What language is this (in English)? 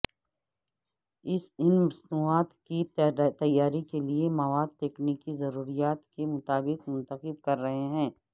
Urdu